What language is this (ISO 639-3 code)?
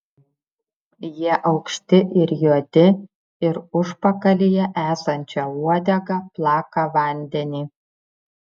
lit